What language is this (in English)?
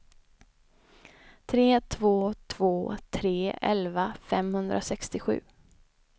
Swedish